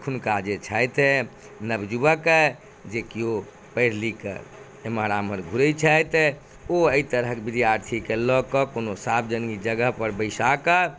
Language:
Maithili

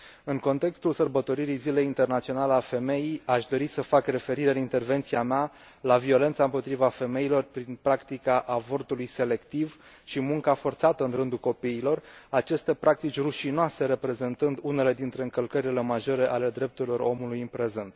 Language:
Romanian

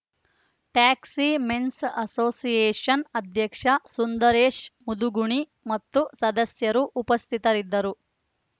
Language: Kannada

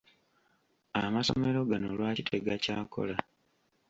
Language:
Ganda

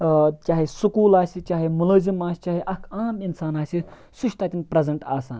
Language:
Kashmiri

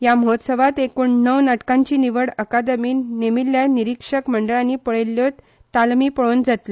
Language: Konkani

